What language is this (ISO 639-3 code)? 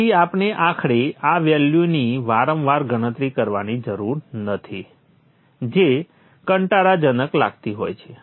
guj